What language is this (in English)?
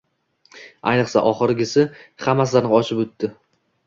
Uzbek